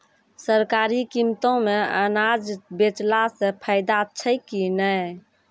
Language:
Maithili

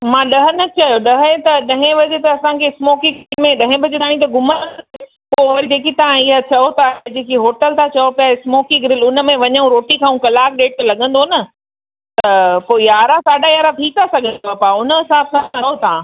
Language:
Sindhi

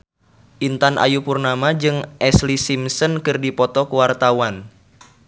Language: Sundanese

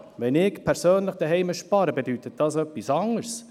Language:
Swiss German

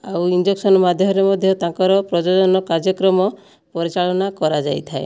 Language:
Odia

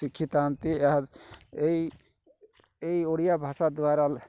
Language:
Odia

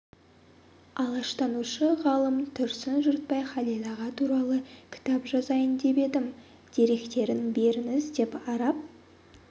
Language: Kazakh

